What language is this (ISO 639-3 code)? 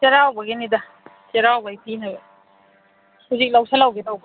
mni